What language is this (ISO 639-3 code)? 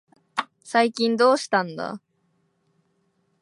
jpn